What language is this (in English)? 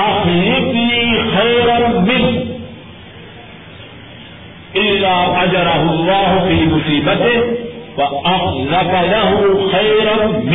Urdu